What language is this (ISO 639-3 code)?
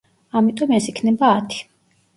kat